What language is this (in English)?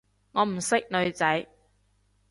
Cantonese